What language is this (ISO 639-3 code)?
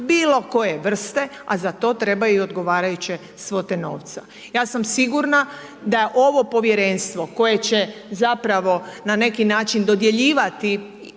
hrv